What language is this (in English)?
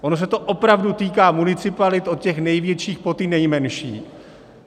Czech